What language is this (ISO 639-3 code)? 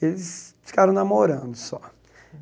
por